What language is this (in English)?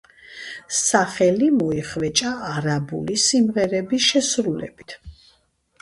Georgian